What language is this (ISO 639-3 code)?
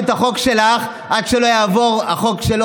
heb